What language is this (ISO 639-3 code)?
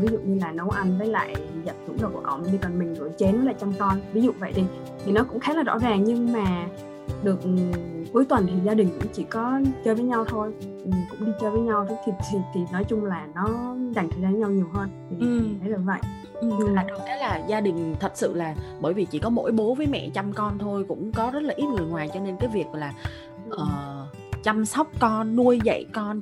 vie